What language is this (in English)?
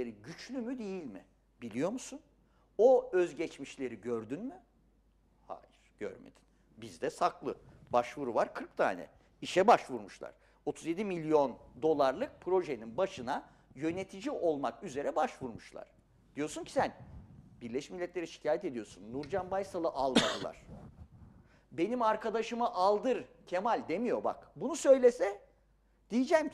Turkish